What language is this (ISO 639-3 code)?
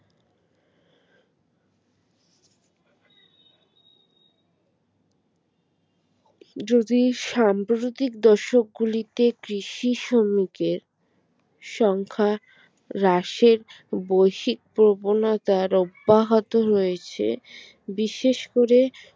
ben